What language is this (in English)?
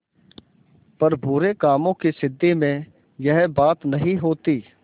Hindi